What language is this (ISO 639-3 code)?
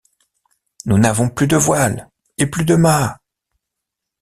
fra